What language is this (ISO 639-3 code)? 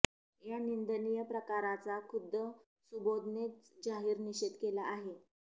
mar